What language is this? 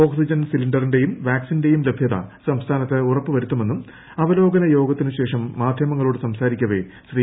Malayalam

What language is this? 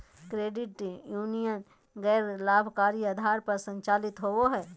Magahi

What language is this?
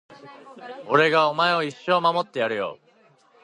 Japanese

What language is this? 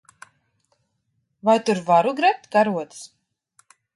Latvian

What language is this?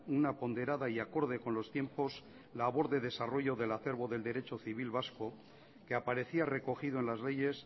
Spanish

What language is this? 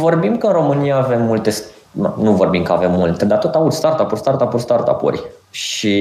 Romanian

